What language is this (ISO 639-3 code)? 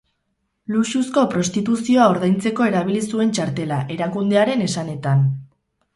eus